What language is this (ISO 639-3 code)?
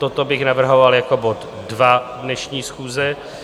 ces